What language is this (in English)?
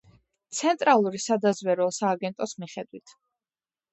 Georgian